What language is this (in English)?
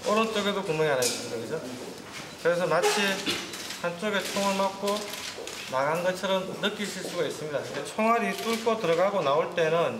Korean